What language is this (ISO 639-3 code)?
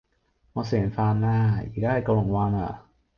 yue